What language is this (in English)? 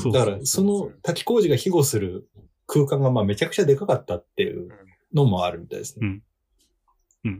Japanese